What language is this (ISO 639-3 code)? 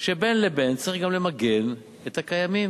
heb